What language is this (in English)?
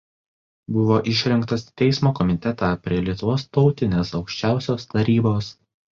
Lithuanian